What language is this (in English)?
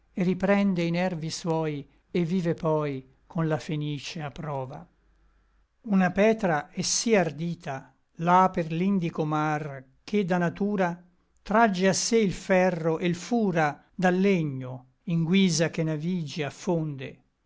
Italian